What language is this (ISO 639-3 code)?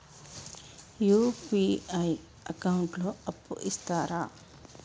tel